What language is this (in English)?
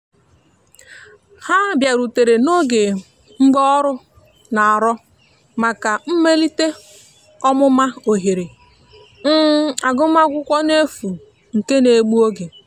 Igbo